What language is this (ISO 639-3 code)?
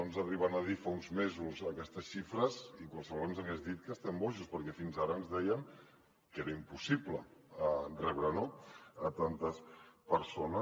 cat